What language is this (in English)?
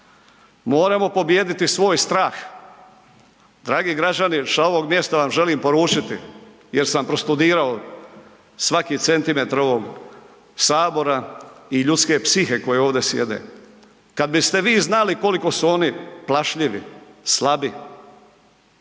Croatian